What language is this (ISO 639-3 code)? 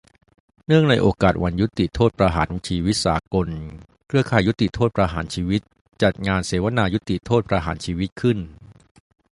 tha